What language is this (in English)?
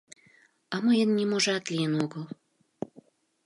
Mari